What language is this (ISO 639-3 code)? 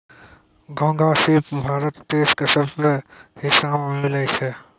mai